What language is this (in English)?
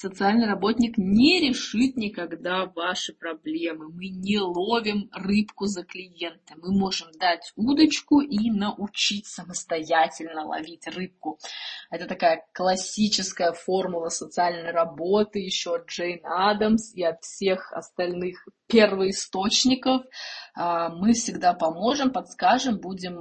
Russian